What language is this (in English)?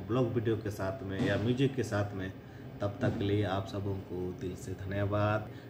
Hindi